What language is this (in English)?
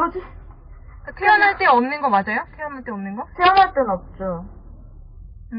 Korean